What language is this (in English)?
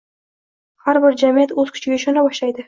Uzbek